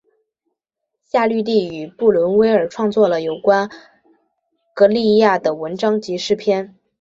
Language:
Chinese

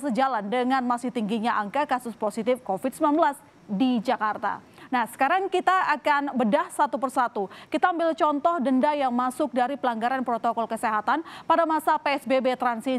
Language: Indonesian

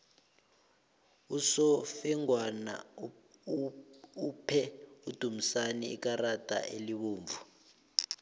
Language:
South Ndebele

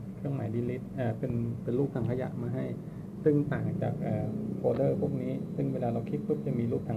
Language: Thai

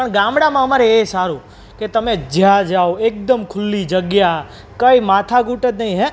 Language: Gujarati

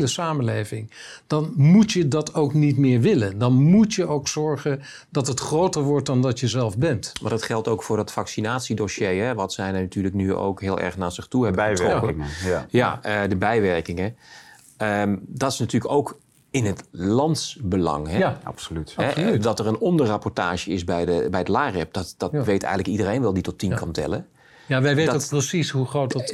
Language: Dutch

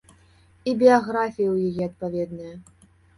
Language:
Belarusian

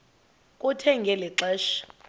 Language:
Xhosa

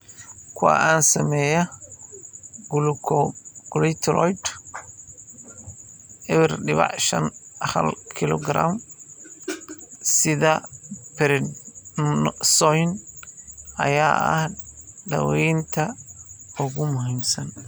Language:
Somali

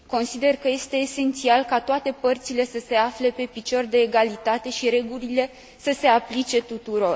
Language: Romanian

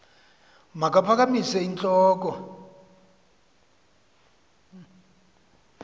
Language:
Xhosa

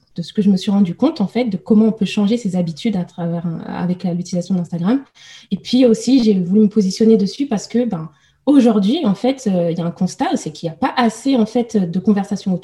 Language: French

